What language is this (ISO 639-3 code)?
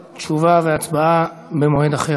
heb